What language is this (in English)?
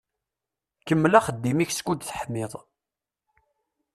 Kabyle